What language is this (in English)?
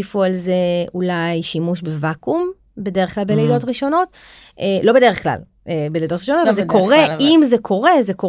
Hebrew